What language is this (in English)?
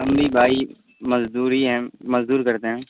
Urdu